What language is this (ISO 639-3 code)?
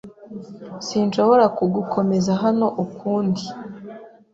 kin